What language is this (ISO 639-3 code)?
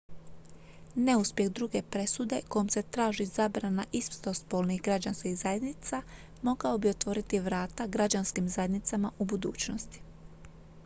hrv